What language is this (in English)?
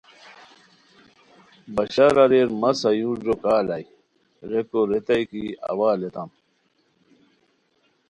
Khowar